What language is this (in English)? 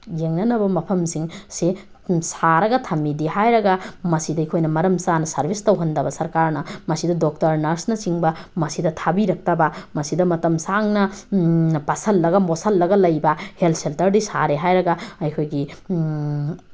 Manipuri